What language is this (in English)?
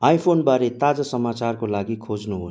Nepali